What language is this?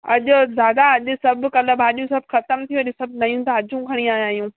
Sindhi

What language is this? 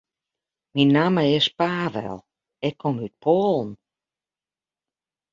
Western Frisian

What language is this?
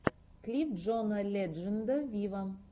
Russian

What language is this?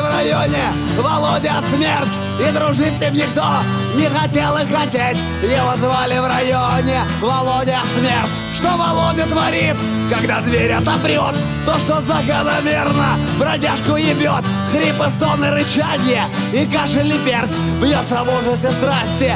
Russian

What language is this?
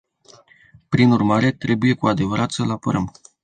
Romanian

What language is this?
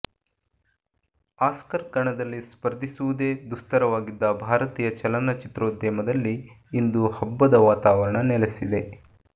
Kannada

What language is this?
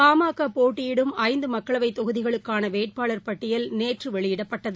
Tamil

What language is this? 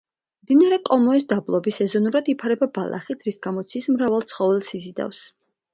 Georgian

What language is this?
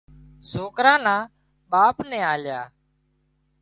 Wadiyara Koli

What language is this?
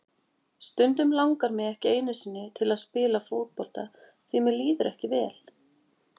Icelandic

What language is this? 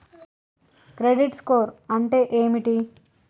Telugu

